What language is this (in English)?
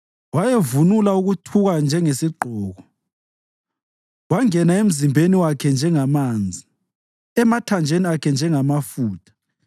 North Ndebele